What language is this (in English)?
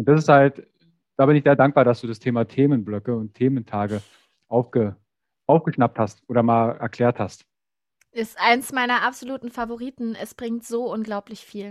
German